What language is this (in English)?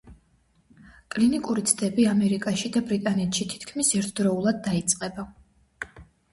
Georgian